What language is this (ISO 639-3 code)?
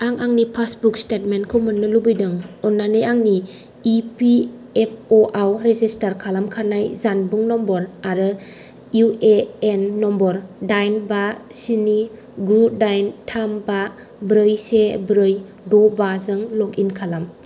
brx